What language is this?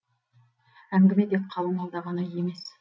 Kazakh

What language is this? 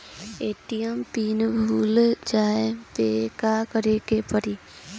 Bhojpuri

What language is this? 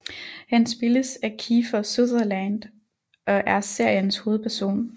Danish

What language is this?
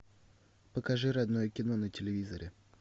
Russian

